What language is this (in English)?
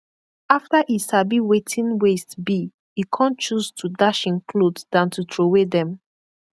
Nigerian Pidgin